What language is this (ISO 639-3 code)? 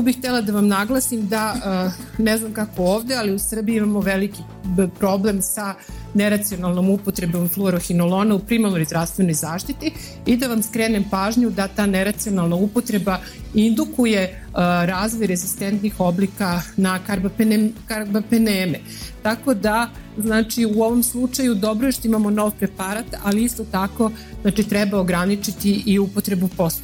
hrv